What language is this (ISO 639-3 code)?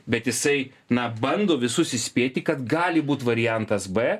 lit